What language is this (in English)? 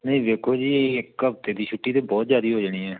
Punjabi